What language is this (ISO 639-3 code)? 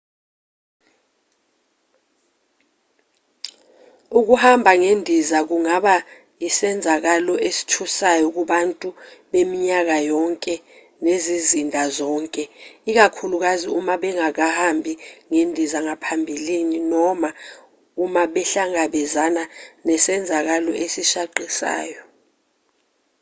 zul